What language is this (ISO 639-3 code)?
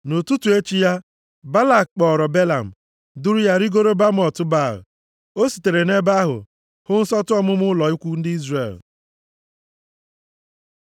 ibo